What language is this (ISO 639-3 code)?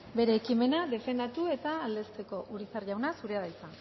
eus